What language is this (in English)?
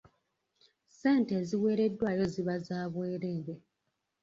Ganda